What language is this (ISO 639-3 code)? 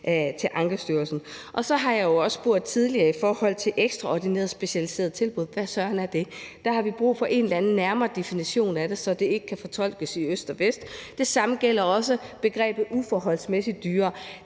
dan